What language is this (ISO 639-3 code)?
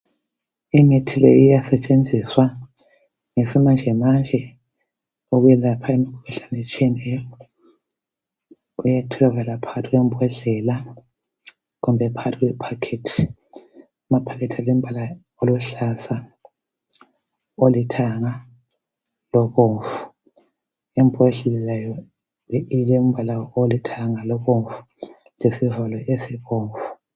nde